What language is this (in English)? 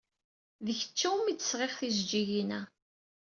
Kabyle